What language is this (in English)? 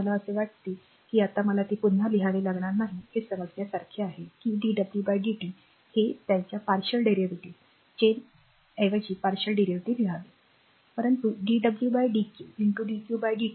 Marathi